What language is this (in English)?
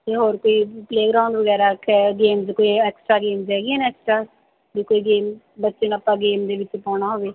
Punjabi